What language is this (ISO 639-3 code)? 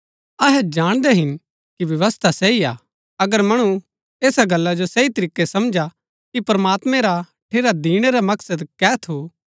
gbk